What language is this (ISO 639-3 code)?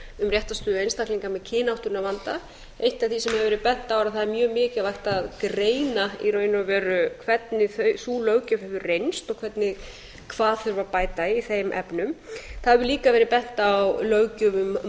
isl